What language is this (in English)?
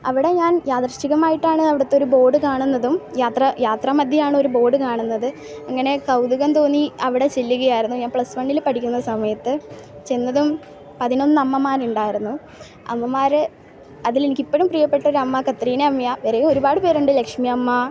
Malayalam